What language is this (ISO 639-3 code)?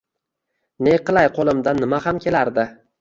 uzb